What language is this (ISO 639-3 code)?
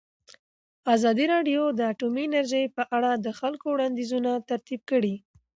pus